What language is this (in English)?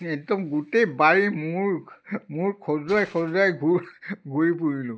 Assamese